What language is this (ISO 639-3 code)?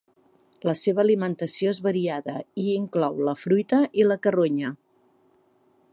cat